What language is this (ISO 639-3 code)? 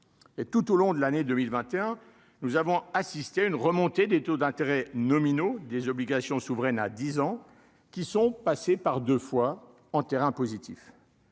fra